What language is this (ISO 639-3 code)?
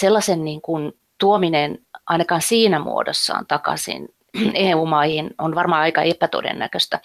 fin